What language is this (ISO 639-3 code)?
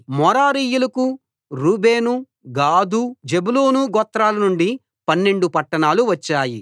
tel